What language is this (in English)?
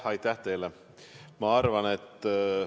Estonian